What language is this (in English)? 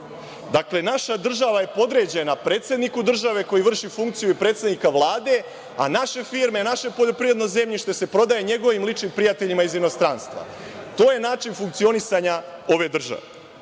Serbian